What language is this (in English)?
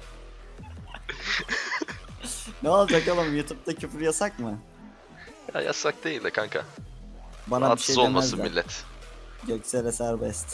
Turkish